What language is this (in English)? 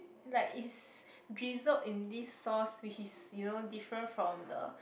English